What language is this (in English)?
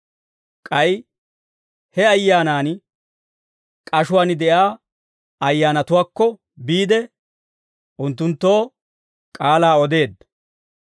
Dawro